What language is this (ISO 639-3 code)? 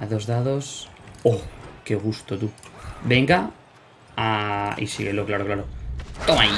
spa